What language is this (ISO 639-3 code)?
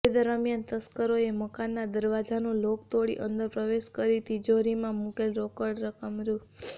guj